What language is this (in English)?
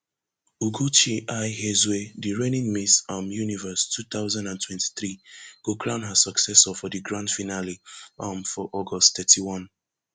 Nigerian Pidgin